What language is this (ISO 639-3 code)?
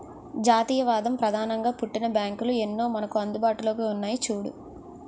tel